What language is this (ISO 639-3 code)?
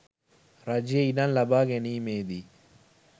sin